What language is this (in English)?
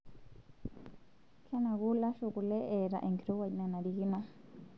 Masai